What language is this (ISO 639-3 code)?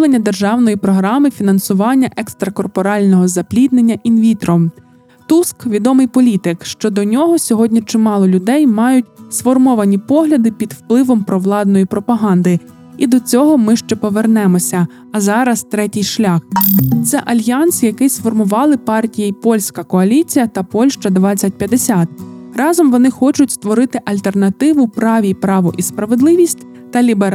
ukr